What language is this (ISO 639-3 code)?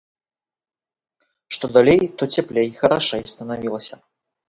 bel